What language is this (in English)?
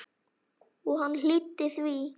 Icelandic